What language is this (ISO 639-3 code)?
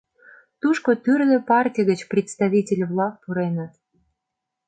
chm